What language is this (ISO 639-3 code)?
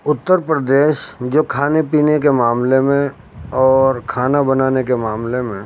urd